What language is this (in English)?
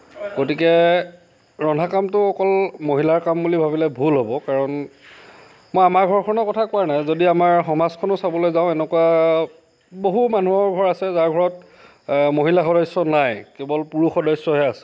Assamese